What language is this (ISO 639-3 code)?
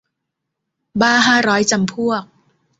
tha